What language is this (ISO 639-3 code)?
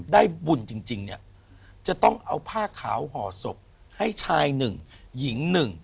tha